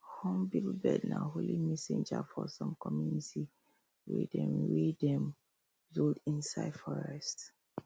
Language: Nigerian Pidgin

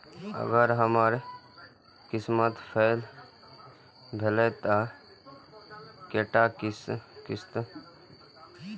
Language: Maithili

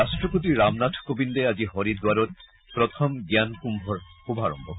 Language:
Assamese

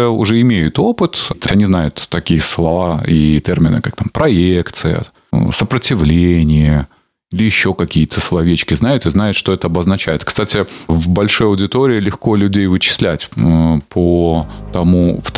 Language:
Russian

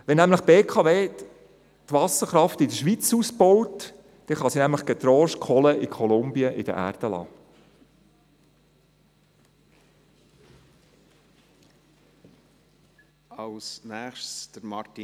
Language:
Swiss German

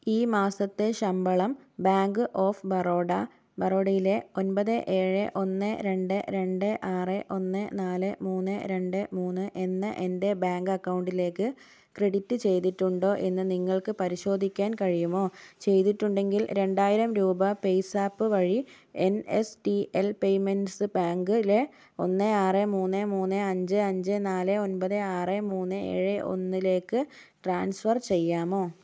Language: Malayalam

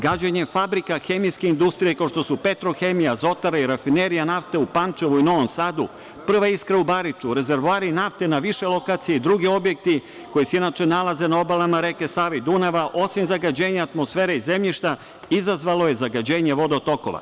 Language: Serbian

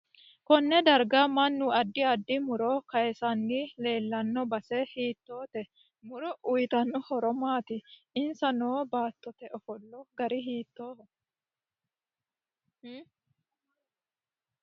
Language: Sidamo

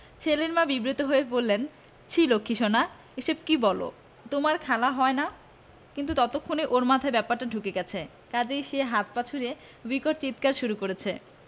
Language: Bangla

